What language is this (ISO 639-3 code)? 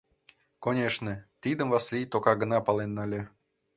chm